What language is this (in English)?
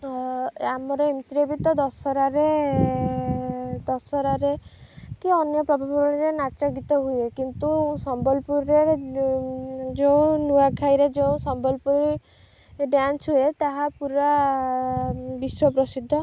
Odia